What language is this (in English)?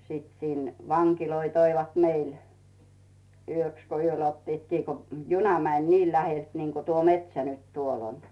Finnish